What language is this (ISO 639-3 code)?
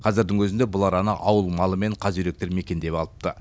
kaz